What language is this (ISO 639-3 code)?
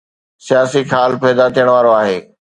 snd